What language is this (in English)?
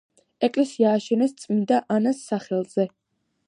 Georgian